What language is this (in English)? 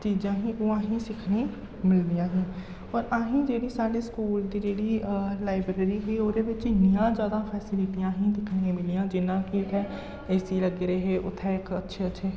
Dogri